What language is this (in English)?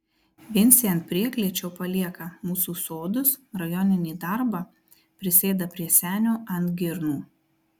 Lithuanian